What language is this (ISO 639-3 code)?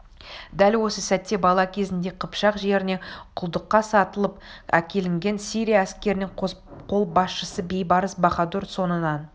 kaz